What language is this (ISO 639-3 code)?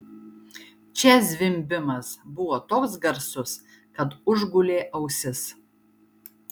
lit